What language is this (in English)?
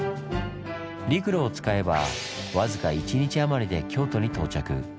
Japanese